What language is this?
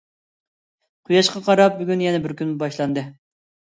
Uyghur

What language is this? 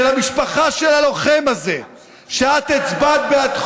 Hebrew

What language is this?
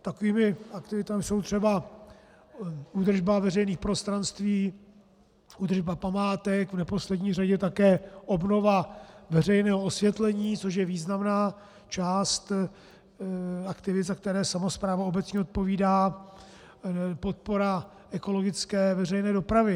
Czech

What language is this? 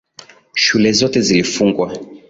Swahili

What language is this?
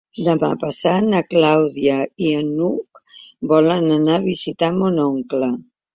Catalan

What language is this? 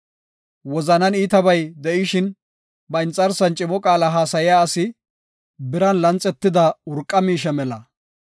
Gofa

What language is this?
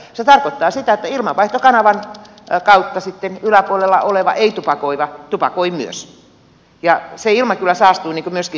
Finnish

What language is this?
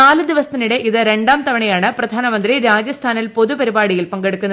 Malayalam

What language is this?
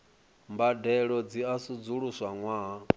Venda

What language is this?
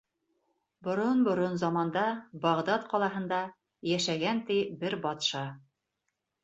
Bashkir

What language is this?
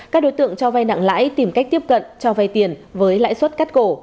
Vietnamese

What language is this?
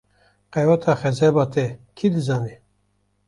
Kurdish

